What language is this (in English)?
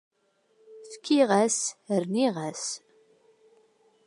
Kabyle